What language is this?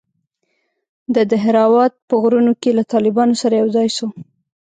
Pashto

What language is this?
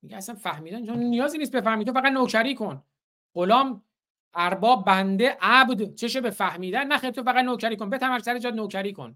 Persian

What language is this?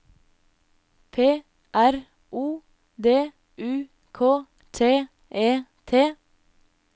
Norwegian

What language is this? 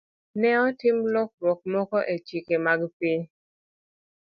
Luo (Kenya and Tanzania)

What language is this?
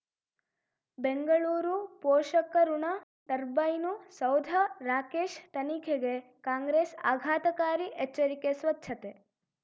Kannada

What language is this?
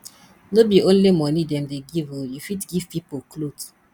Nigerian Pidgin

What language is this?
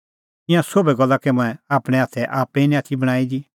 Kullu Pahari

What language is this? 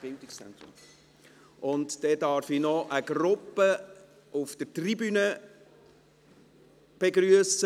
Swiss German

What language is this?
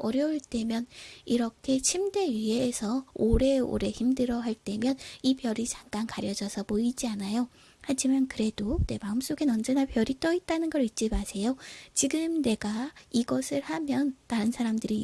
Korean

